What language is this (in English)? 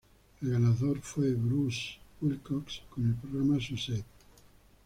Spanish